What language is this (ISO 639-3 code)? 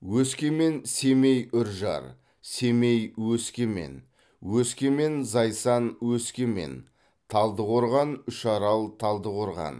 kaz